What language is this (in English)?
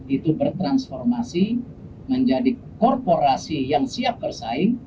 Indonesian